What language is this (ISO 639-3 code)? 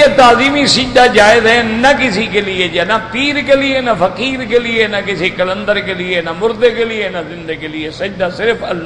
ara